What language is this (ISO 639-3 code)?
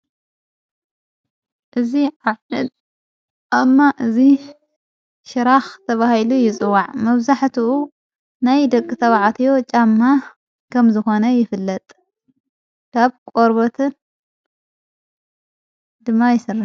tir